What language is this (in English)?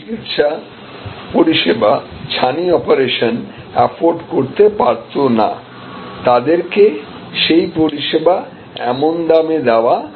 Bangla